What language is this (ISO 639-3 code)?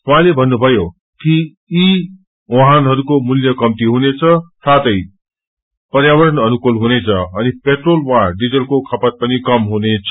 nep